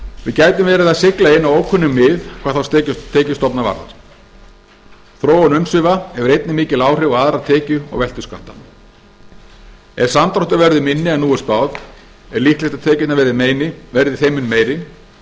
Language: Icelandic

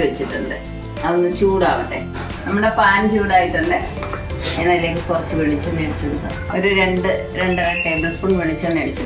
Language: Malayalam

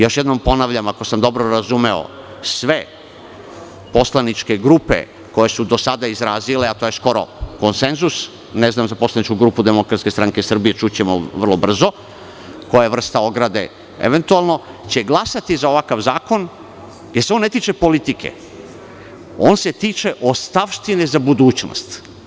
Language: Serbian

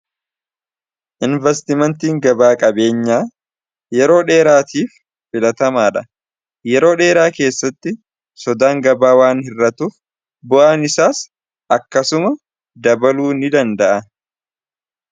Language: Oromo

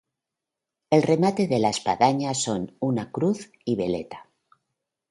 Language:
Spanish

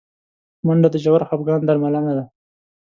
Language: Pashto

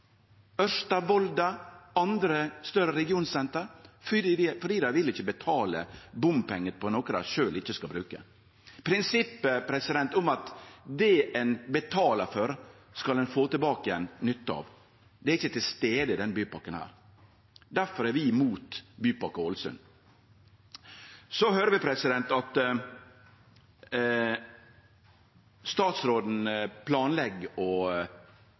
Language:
Norwegian Nynorsk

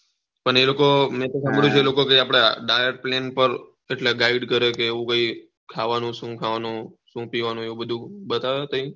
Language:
Gujarati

